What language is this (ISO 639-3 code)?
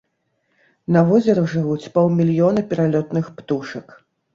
bel